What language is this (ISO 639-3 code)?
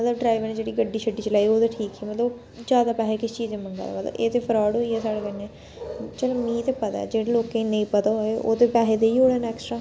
doi